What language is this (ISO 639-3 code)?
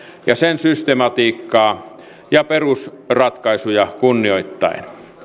fin